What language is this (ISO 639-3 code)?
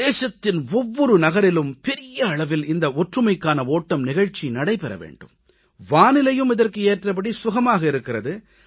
tam